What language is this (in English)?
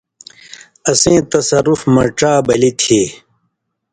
Indus Kohistani